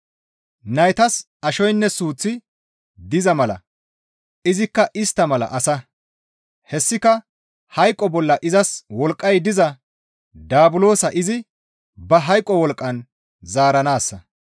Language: Gamo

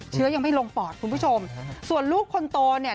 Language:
Thai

